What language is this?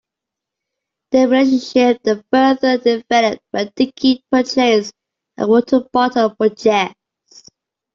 English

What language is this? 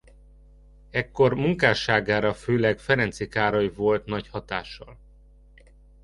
Hungarian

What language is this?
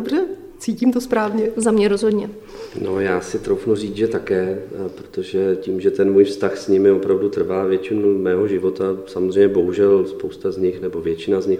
Czech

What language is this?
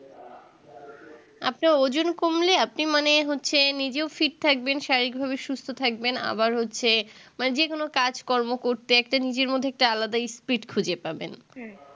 Bangla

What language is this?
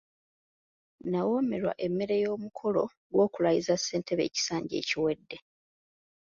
Ganda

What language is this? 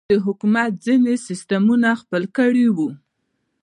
Pashto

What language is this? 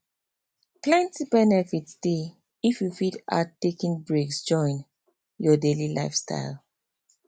Nigerian Pidgin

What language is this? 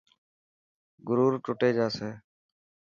Dhatki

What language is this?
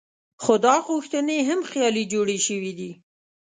Pashto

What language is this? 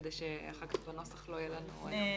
Hebrew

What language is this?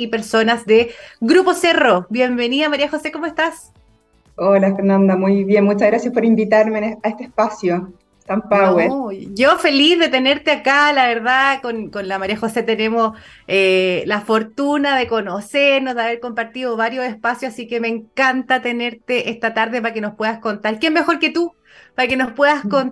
Spanish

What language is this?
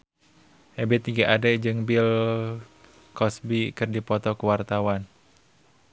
Sundanese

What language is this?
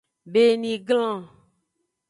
Aja (Benin)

